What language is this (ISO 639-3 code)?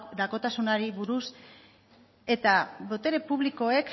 eus